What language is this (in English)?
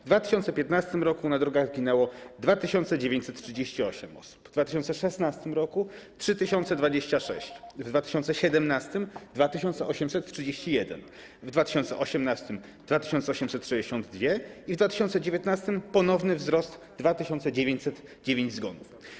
Polish